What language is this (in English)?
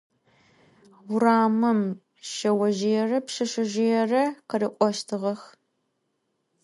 Adyghe